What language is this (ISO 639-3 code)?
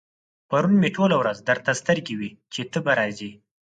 pus